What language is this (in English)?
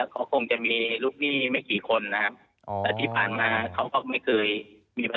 Thai